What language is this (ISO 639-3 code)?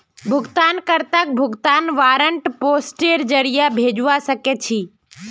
mag